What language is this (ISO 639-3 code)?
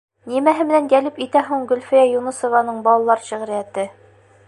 bak